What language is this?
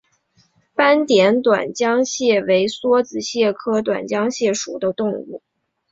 Chinese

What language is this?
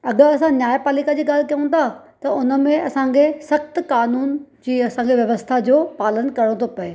Sindhi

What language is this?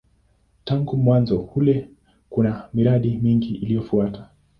Swahili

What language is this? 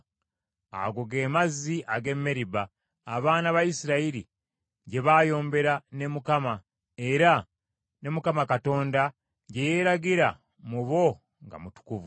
Ganda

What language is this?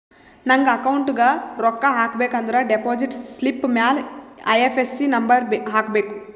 Kannada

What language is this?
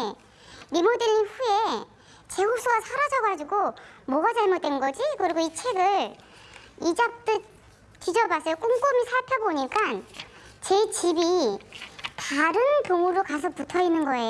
Korean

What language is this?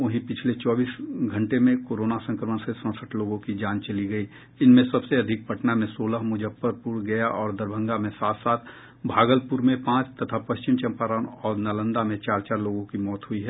Hindi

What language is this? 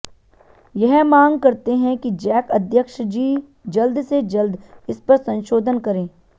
Hindi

